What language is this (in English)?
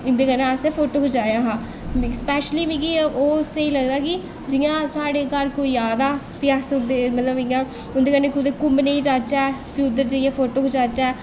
Dogri